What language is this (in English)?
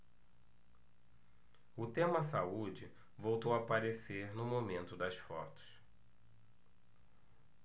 Portuguese